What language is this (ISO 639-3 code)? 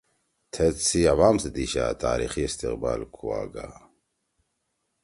trw